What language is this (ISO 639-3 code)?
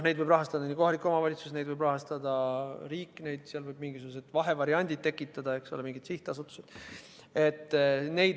est